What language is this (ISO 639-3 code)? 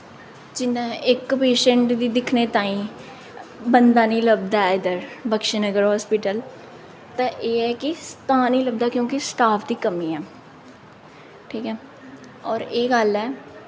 doi